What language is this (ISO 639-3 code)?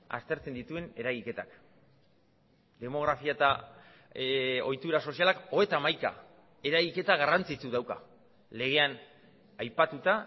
eus